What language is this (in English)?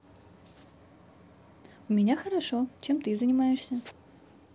Russian